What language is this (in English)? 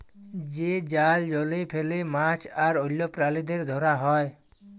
Bangla